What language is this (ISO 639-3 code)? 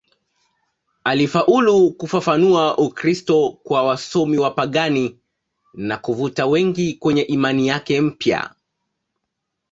swa